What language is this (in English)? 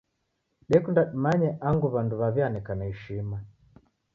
Taita